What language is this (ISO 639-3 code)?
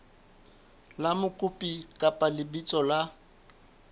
sot